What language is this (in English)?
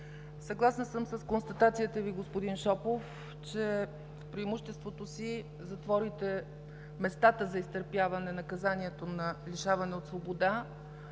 Bulgarian